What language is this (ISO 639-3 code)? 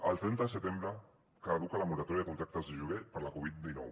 cat